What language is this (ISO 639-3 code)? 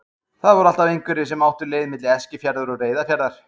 isl